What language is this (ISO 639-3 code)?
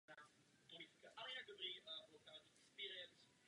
ces